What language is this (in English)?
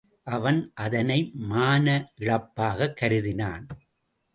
Tamil